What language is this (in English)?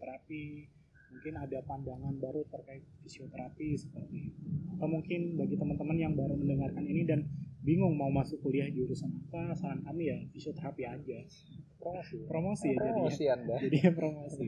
Indonesian